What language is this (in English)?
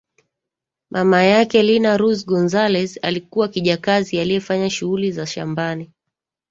Swahili